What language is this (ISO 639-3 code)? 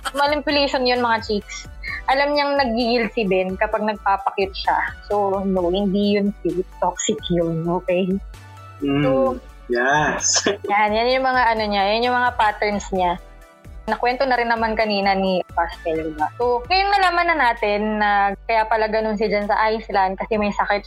fil